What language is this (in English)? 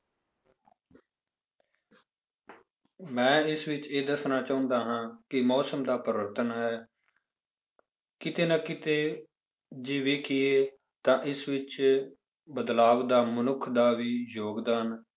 Punjabi